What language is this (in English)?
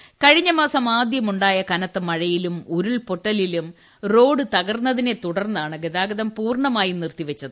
Malayalam